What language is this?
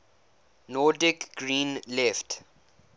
English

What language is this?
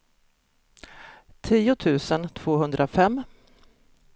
Swedish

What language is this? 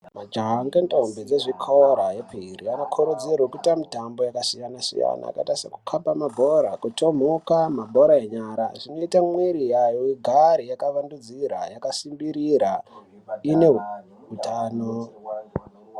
Ndau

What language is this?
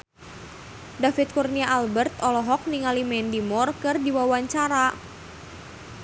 Sundanese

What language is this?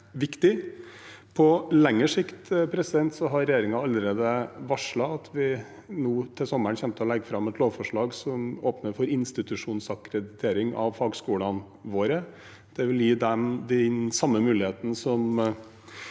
Norwegian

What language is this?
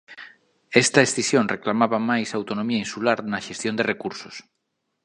Galician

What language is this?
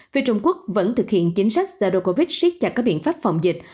Vietnamese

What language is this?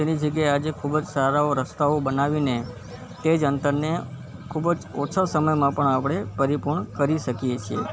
Gujarati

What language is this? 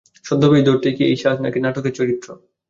Bangla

